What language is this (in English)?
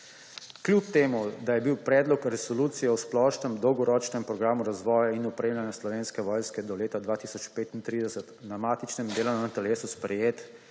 Slovenian